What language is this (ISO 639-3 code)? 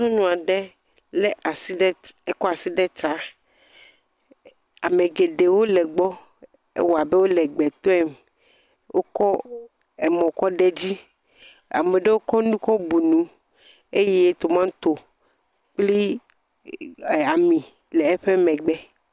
ewe